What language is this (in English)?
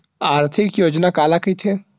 Chhattisgarhi